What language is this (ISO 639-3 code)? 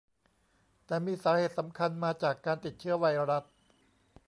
tha